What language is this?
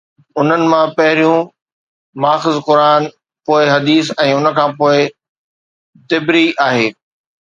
Sindhi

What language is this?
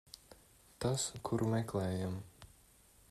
Latvian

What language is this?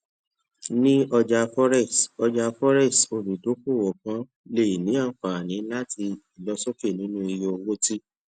Yoruba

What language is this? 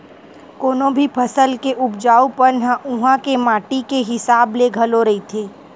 Chhattisgarhi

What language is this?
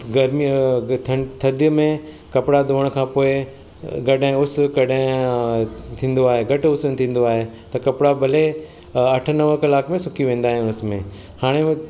Sindhi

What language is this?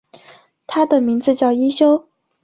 Chinese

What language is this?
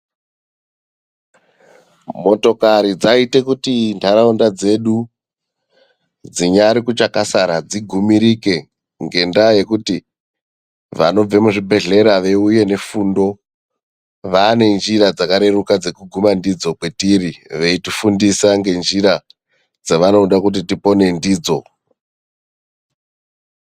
Ndau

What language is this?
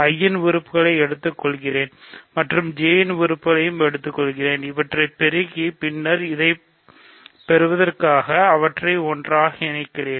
Tamil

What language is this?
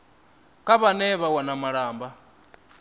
Venda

